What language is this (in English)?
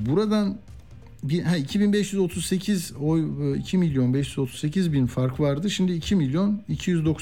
Turkish